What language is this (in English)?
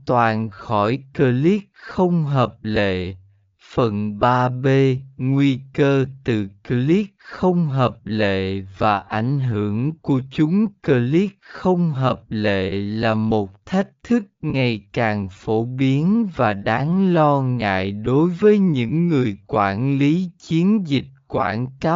Vietnamese